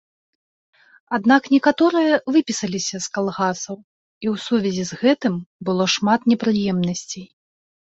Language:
Belarusian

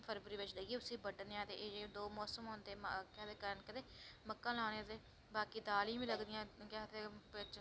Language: Dogri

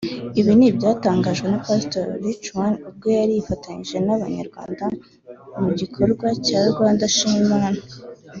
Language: Kinyarwanda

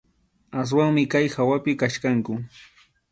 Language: Arequipa-La Unión Quechua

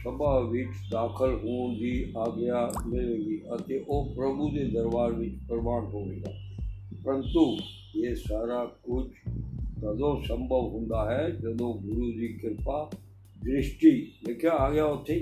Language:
Punjabi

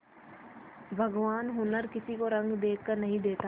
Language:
Hindi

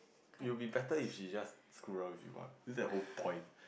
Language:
English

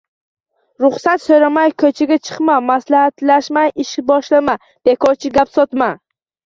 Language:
Uzbek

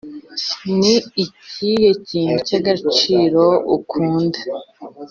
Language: Kinyarwanda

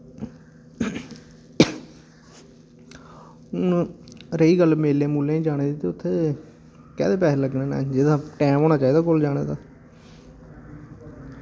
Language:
Dogri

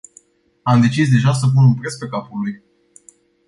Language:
Romanian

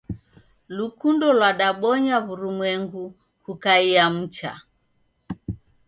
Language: Taita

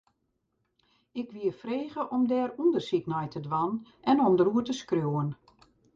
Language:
Western Frisian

